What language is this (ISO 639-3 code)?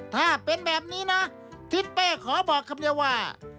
tha